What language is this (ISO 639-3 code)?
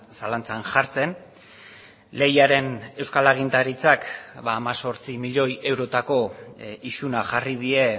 eus